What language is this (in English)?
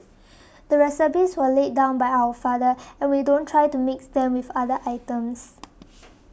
English